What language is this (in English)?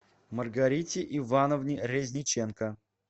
Russian